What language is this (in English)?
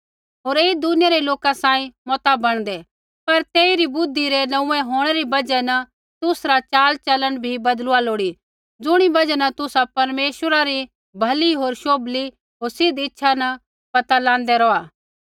Kullu Pahari